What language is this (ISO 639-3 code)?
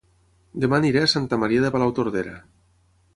cat